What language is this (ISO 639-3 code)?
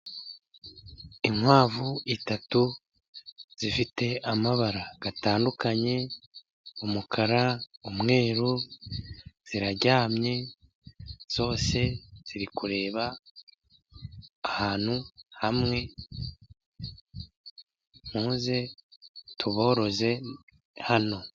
kin